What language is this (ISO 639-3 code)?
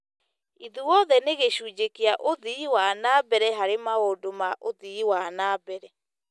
kik